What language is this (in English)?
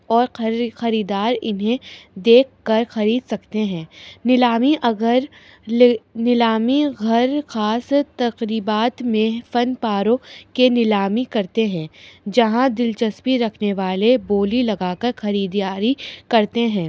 Urdu